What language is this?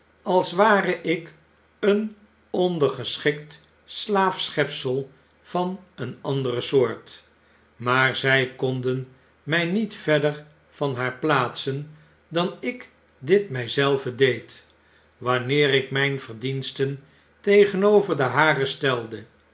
Dutch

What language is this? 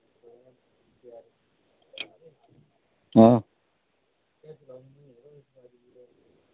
Dogri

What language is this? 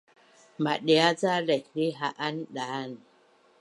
Bunun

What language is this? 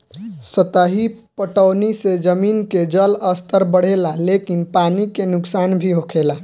Bhojpuri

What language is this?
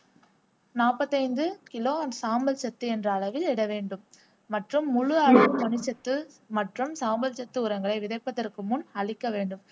Tamil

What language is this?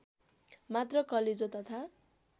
Nepali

